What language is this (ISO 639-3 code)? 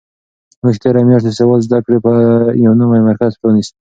pus